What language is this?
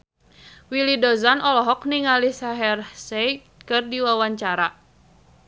Sundanese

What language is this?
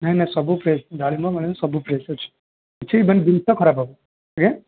Odia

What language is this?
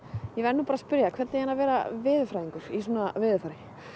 Icelandic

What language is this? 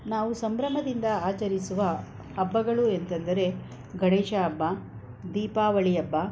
Kannada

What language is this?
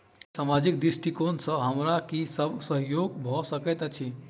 Maithili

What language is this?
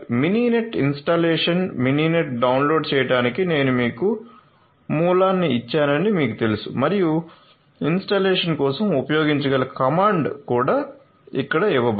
Telugu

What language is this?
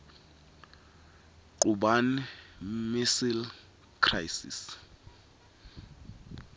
Swati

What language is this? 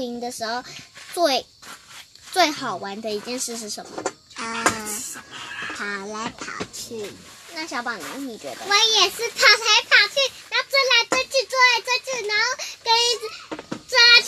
Chinese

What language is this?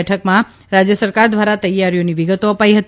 Gujarati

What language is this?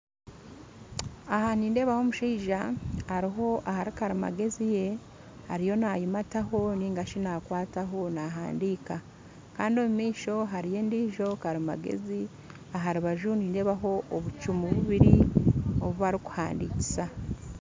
Nyankole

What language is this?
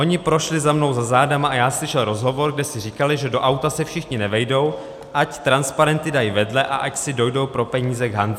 Czech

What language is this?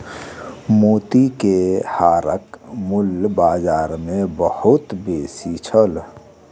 Maithili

